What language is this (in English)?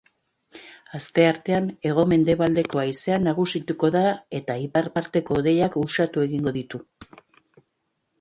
Basque